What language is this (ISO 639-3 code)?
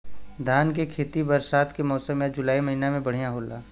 bho